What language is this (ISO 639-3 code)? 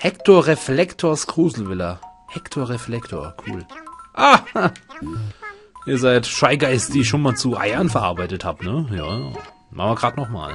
deu